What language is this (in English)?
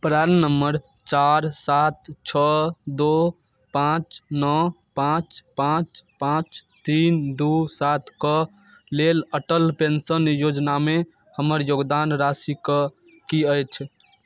Maithili